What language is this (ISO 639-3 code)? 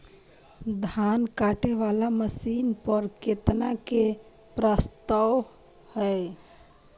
mai